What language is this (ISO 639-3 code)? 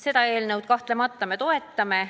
est